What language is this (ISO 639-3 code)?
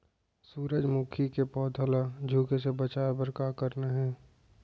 hne